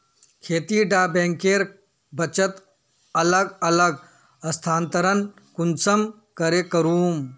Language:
Magahi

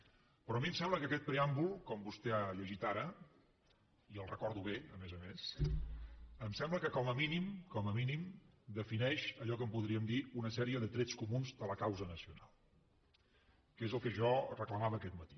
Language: Catalan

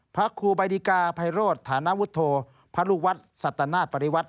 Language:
Thai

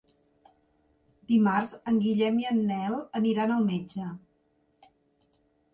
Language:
Catalan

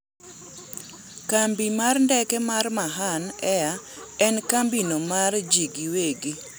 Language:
Luo (Kenya and Tanzania)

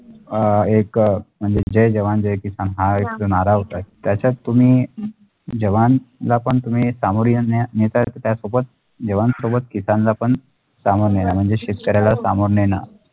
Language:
Marathi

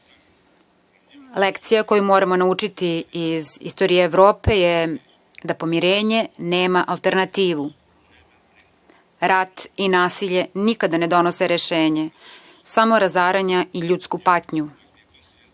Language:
Serbian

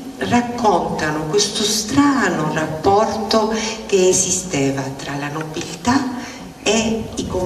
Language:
Italian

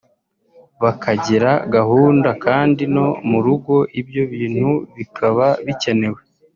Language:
Kinyarwanda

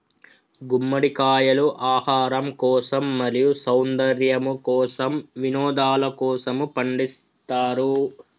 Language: Telugu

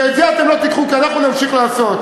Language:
Hebrew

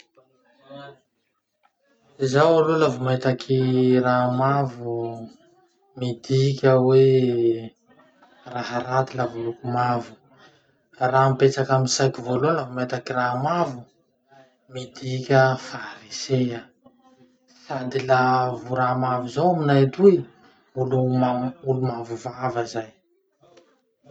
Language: Masikoro Malagasy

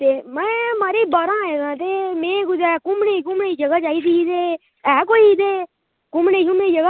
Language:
Dogri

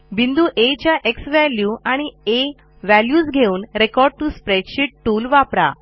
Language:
Marathi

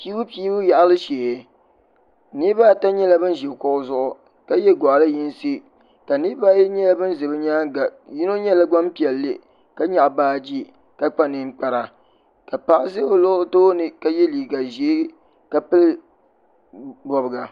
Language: Dagbani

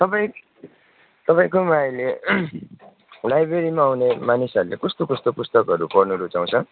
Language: Nepali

